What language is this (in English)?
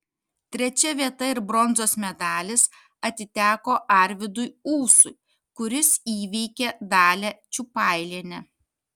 Lithuanian